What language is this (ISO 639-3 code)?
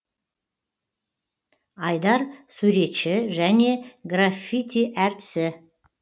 kaz